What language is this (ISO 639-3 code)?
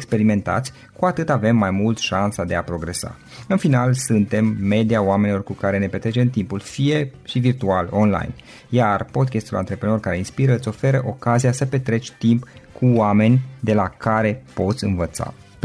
ron